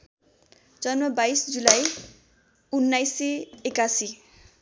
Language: Nepali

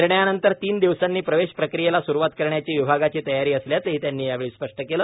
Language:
Marathi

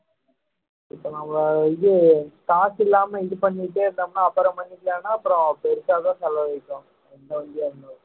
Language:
Tamil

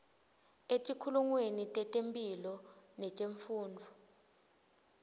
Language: Swati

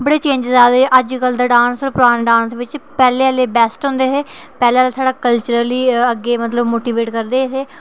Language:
Dogri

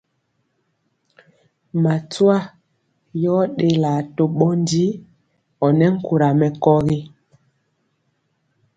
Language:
Mpiemo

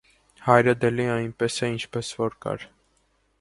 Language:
Armenian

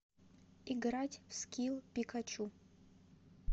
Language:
Russian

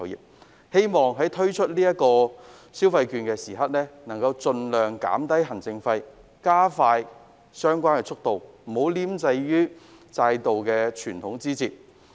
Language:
Cantonese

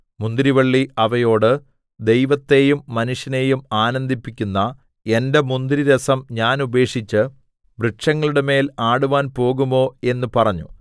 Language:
Malayalam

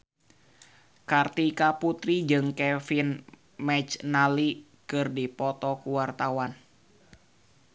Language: Sundanese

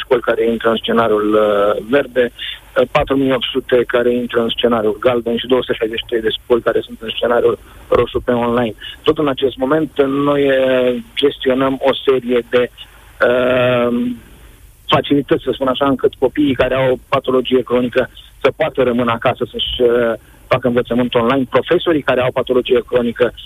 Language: Romanian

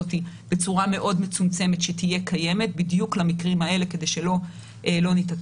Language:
Hebrew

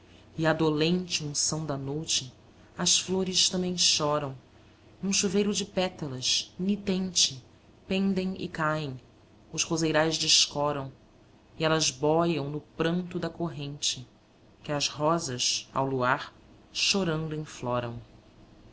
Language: Portuguese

